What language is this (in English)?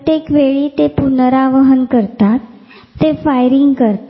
Marathi